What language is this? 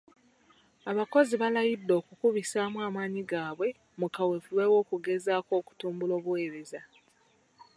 Ganda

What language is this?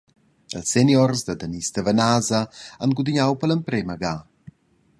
Romansh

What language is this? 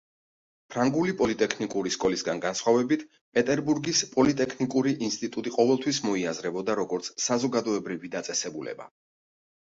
Georgian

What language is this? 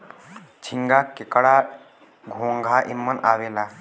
Bhojpuri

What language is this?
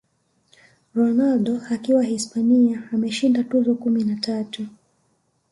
Swahili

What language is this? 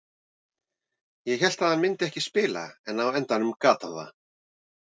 Icelandic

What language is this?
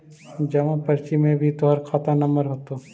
Magahi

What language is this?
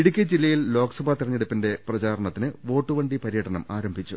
Malayalam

